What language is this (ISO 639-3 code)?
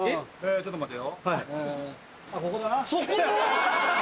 jpn